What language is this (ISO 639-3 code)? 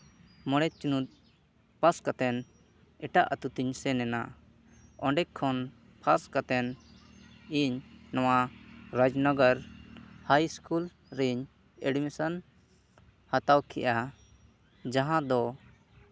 sat